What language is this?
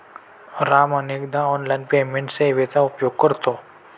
Marathi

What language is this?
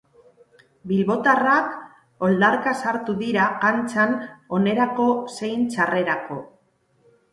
Basque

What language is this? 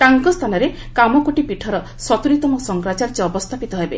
Odia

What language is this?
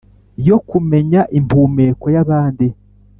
Kinyarwanda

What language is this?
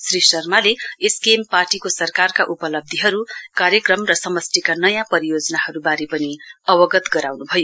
Nepali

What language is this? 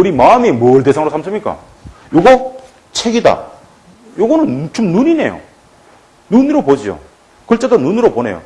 Korean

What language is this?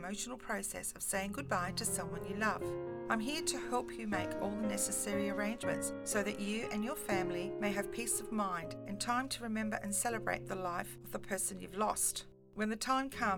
English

